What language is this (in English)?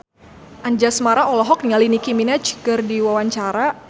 Sundanese